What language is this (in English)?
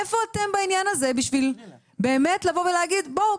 Hebrew